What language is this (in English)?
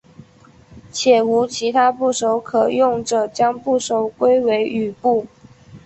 Chinese